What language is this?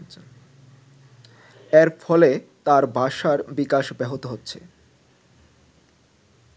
Bangla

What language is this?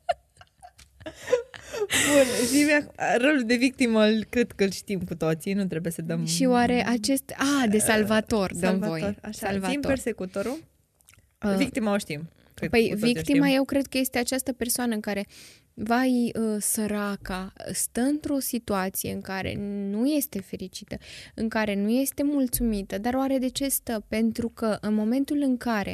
Romanian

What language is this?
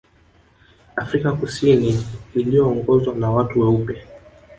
Swahili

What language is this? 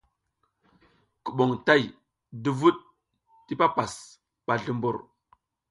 South Giziga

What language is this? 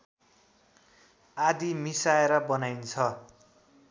Nepali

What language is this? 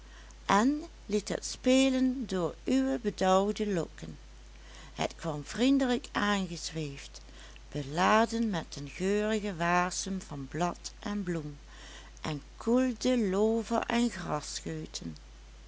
Dutch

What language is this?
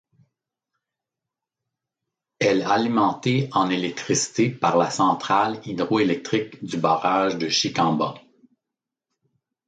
French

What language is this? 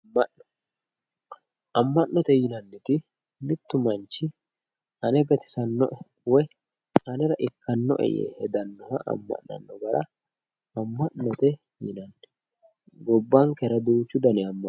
Sidamo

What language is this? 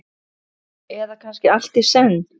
Icelandic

